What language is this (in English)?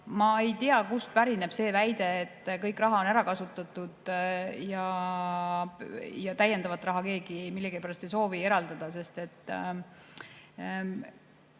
Estonian